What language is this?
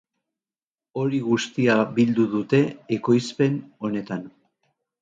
Basque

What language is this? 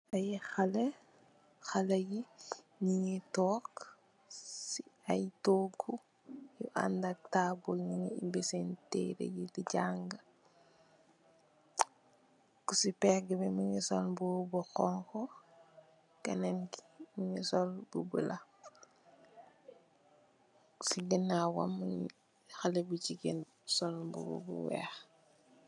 Wolof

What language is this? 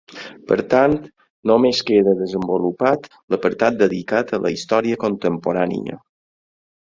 Catalan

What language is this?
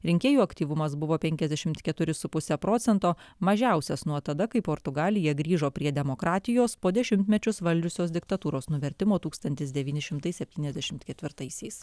Lithuanian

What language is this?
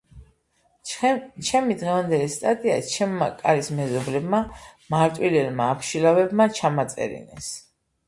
Georgian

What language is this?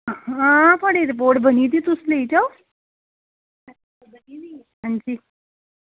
Dogri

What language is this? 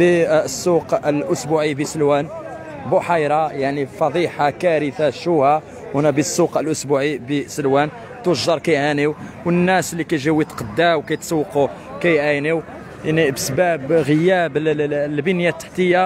Arabic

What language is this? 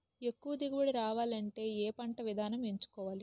Telugu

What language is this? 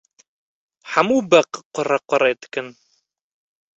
Kurdish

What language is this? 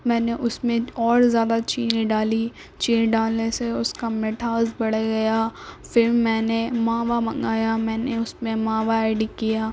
Urdu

